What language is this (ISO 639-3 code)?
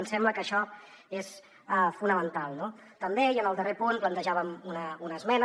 cat